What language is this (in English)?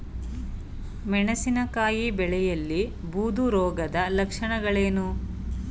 Kannada